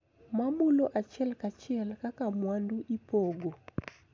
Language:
Luo (Kenya and Tanzania)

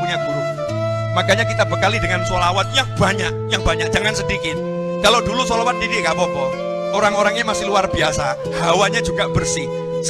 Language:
Indonesian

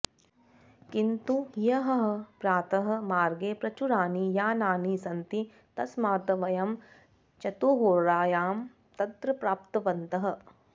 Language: Sanskrit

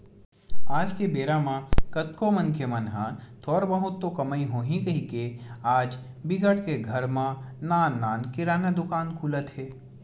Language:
Chhattisgarhi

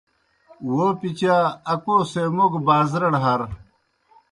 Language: Kohistani Shina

